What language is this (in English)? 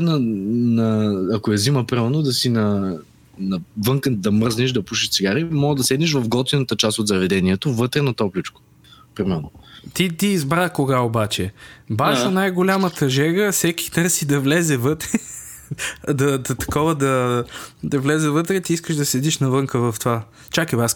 Bulgarian